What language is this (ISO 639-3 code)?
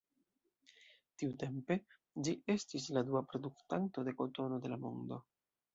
epo